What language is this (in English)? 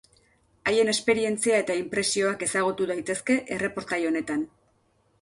Basque